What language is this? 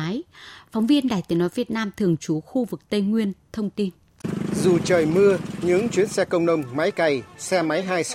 Vietnamese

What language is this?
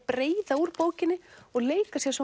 Icelandic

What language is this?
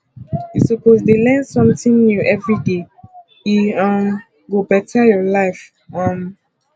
Nigerian Pidgin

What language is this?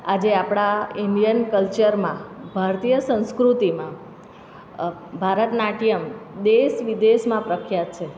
Gujarati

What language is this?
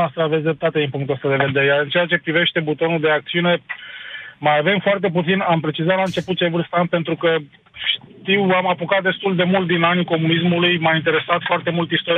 Romanian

